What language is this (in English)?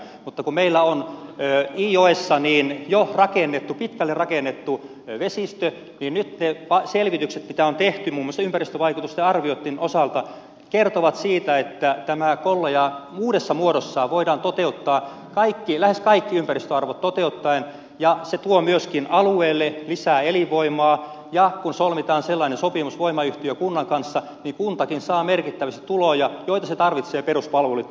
Finnish